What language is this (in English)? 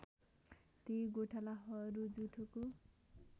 Nepali